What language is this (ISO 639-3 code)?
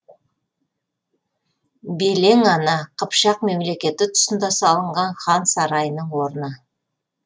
kaz